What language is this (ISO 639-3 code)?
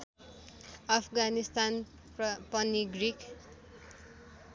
nep